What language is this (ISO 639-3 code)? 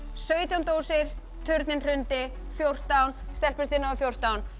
isl